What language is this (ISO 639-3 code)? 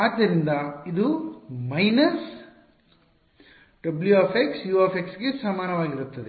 kan